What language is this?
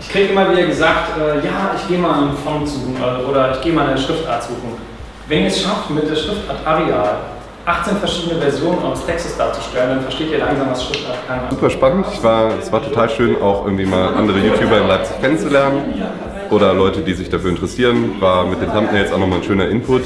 German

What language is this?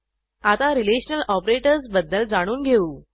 Marathi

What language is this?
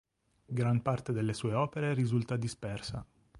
Italian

